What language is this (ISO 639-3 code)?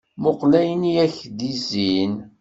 kab